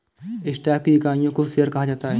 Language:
Hindi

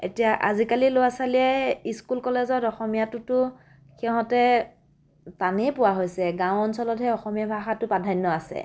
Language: Assamese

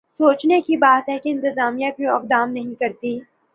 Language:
Urdu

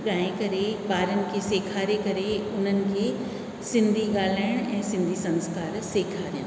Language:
Sindhi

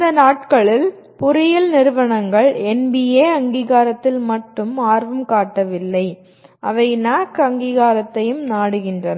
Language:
Tamil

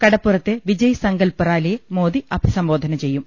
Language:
Malayalam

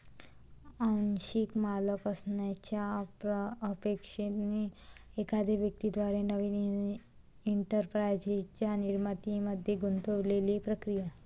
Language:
Marathi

